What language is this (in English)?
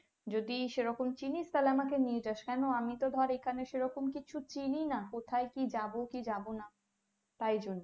Bangla